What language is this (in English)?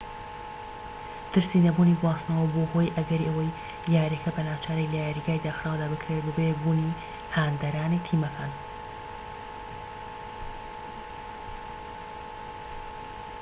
Central Kurdish